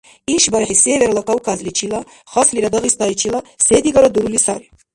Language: Dargwa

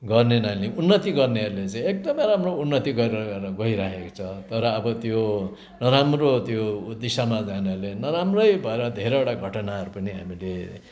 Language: Nepali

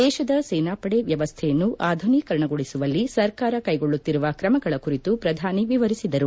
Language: Kannada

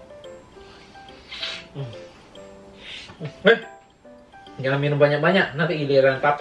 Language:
Indonesian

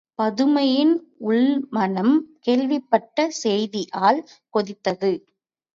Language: Tamil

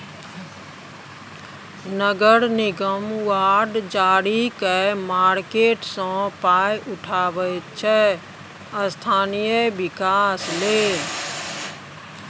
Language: Maithili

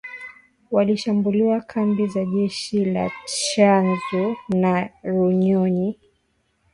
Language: Swahili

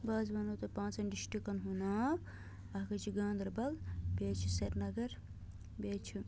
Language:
Kashmiri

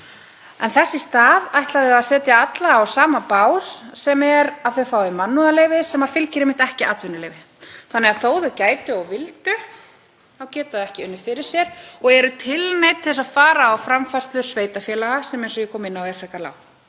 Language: Icelandic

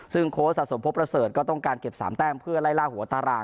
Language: Thai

